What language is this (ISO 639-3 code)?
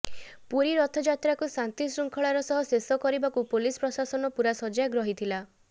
ori